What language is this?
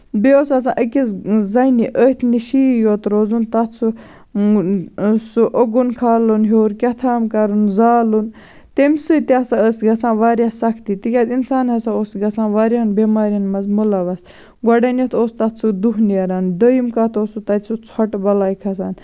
Kashmiri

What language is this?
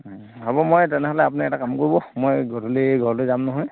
Assamese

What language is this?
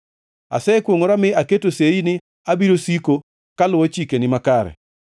Luo (Kenya and Tanzania)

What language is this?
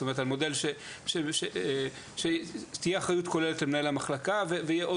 Hebrew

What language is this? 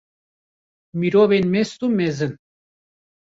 Kurdish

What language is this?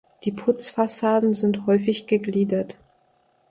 German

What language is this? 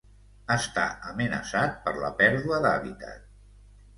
Catalan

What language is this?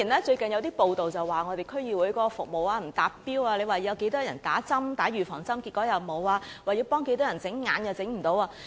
Cantonese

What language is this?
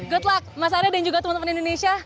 Indonesian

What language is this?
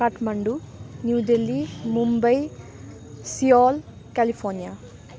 Nepali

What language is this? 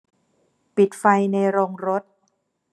Thai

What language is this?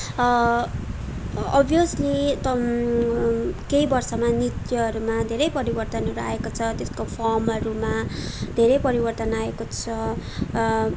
Nepali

